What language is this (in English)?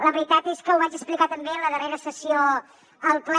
Catalan